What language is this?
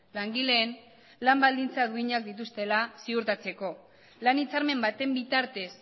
Basque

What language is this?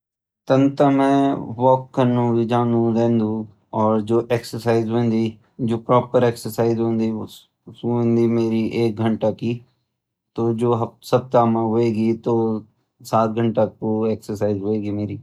Garhwali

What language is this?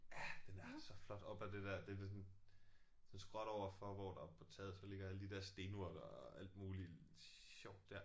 Danish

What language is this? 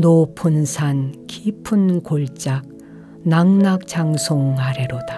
Korean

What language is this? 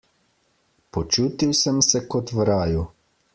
Slovenian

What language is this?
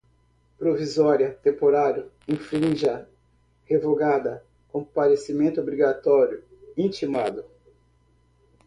Portuguese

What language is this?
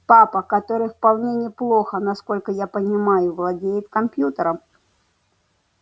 Russian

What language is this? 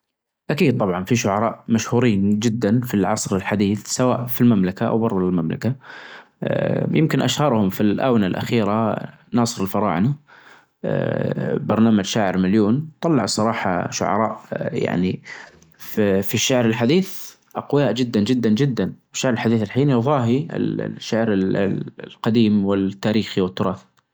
Najdi Arabic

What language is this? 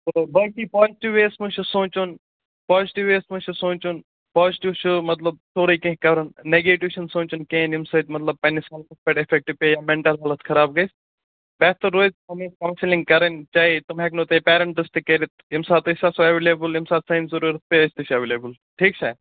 Kashmiri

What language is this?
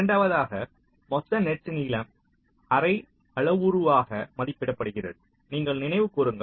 Tamil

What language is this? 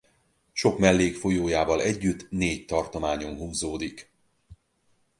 Hungarian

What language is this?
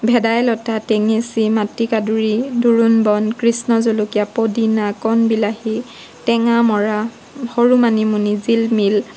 Assamese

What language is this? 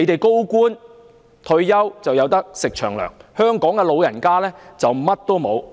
Cantonese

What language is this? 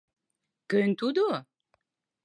Mari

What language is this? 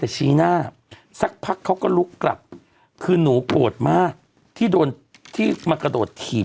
Thai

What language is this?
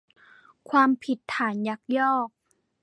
Thai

